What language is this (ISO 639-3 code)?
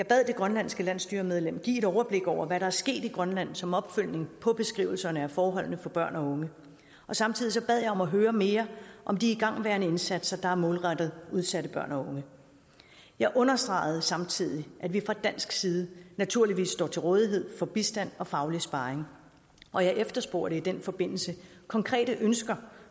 dan